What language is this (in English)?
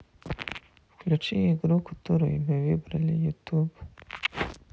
Russian